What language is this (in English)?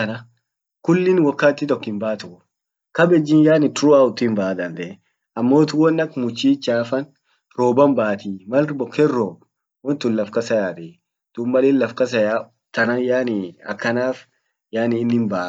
Orma